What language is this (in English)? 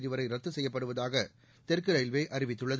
Tamil